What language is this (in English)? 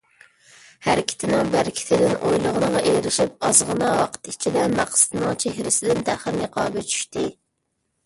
Uyghur